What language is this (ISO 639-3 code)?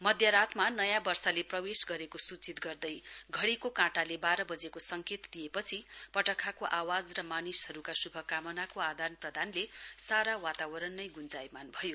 nep